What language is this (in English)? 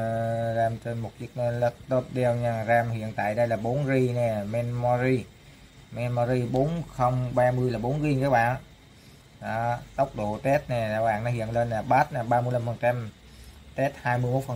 Vietnamese